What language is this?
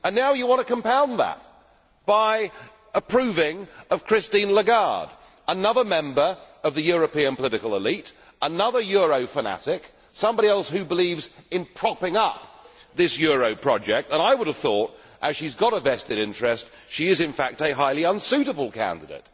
English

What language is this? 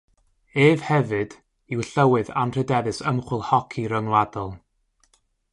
Welsh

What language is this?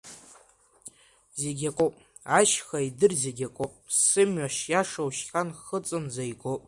Abkhazian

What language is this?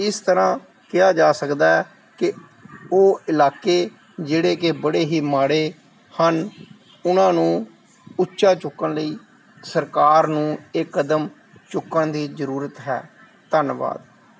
Punjabi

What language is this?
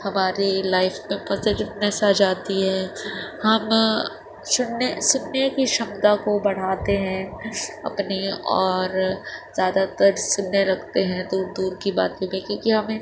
Urdu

